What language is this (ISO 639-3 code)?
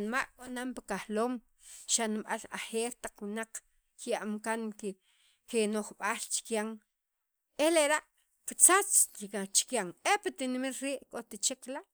quv